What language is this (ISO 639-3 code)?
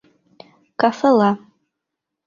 bak